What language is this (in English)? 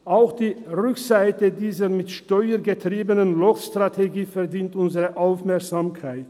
Swiss German